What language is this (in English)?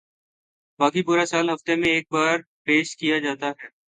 Urdu